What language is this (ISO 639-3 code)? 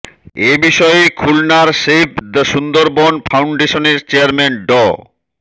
ben